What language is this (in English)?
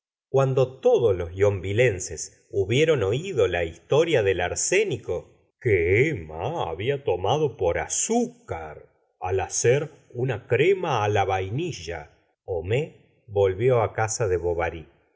Spanish